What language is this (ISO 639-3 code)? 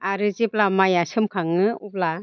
brx